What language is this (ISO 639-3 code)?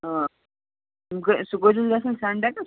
kas